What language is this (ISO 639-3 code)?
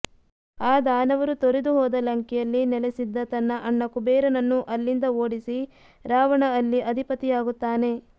kan